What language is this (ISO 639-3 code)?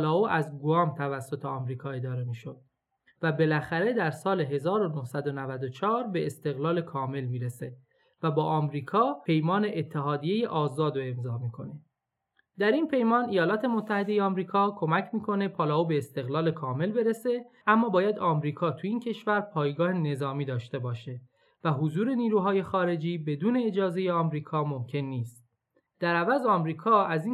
fas